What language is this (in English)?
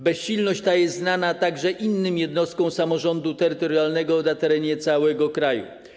Polish